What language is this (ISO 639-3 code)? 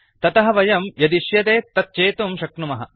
san